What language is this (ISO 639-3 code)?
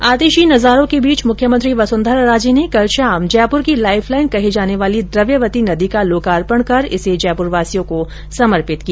hin